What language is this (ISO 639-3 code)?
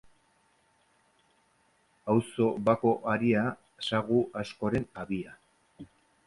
eus